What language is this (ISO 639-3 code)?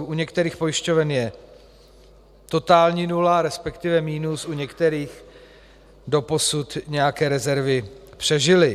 ces